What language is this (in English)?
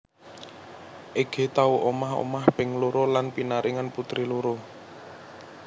Javanese